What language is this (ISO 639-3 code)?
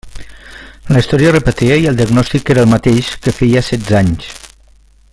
cat